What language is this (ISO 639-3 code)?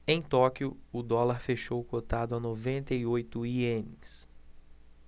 por